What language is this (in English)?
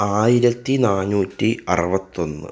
Malayalam